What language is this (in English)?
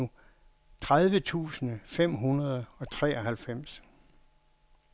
Danish